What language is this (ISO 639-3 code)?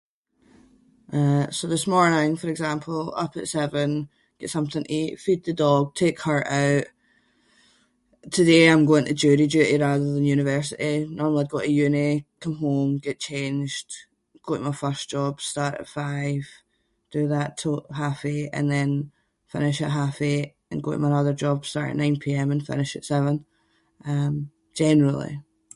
sco